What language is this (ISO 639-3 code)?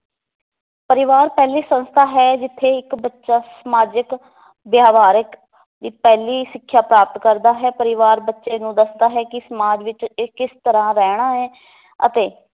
pan